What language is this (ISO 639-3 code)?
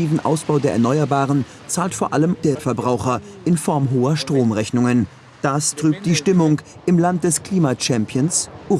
deu